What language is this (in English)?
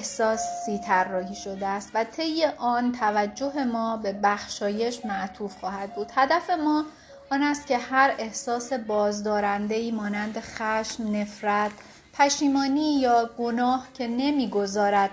Persian